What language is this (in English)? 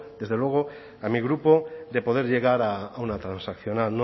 Spanish